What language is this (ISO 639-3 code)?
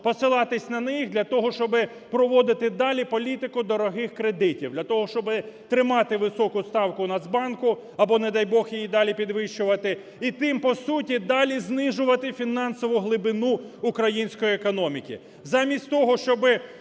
ukr